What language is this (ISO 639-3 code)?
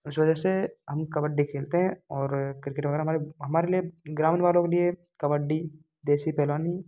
hin